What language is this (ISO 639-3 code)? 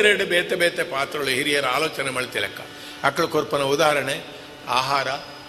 kan